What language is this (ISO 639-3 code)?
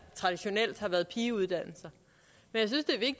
dan